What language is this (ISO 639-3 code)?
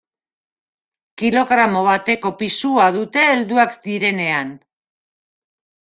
eus